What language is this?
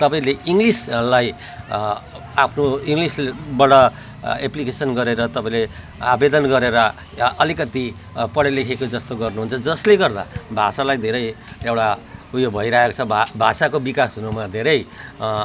Nepali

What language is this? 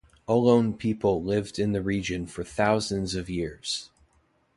English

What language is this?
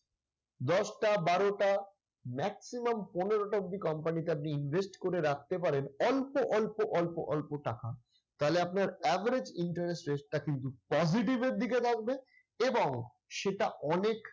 Bangla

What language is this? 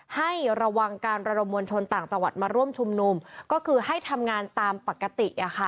Thai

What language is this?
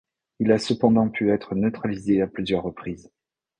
French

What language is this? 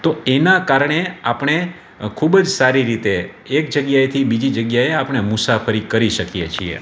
Gujarati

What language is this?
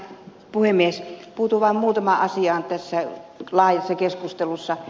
Finnish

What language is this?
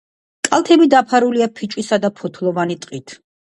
Georgian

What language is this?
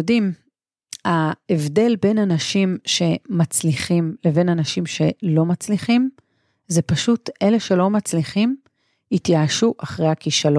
Hebrew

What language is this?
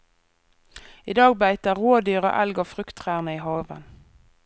Norwegian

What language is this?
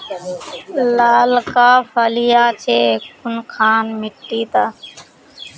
Magahi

